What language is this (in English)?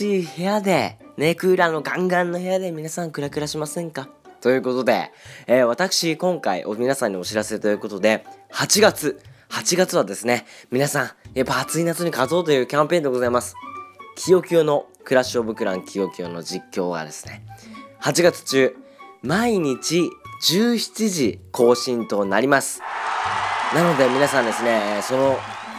Japanese